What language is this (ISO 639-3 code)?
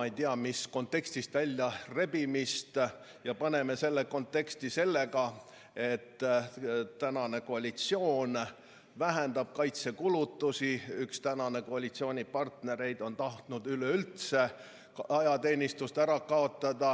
est